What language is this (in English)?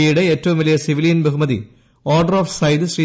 Malayalam